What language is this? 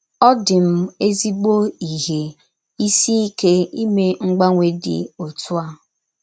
Igbo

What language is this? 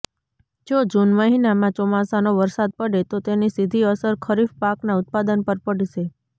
Gujarati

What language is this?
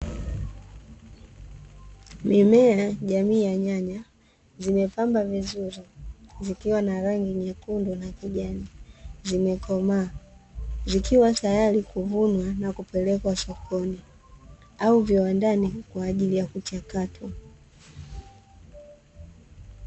Swahili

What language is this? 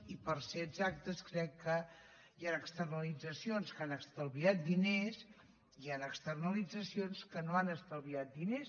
Catalan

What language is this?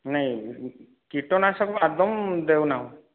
Odia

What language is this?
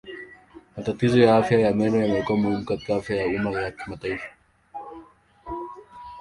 Swahili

